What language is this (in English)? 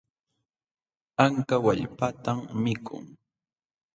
Jauja Wanca Quechua